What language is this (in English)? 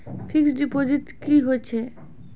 Maithili